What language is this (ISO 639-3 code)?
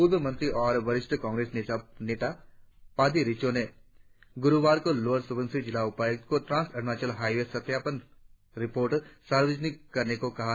hin